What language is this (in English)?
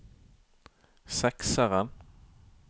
Norwegian